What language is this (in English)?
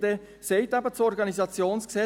Swiss German